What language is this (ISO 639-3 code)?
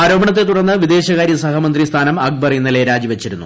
mal